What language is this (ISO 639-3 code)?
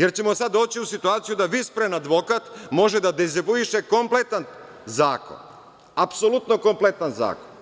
srp